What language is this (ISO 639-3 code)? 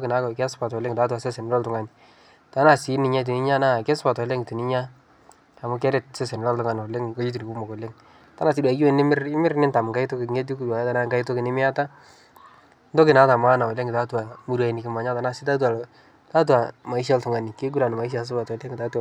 mas